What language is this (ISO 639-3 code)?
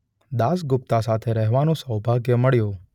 guj